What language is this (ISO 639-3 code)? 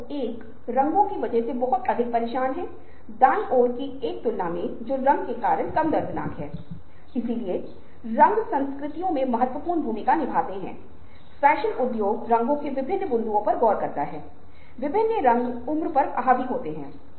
hin